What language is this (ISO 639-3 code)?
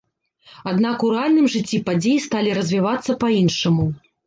bel